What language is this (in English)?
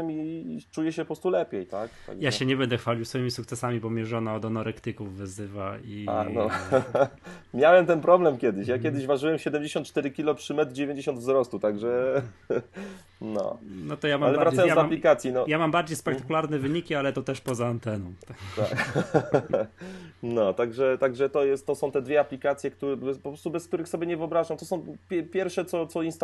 Polish